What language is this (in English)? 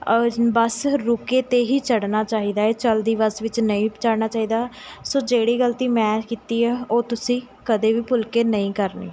Punjabi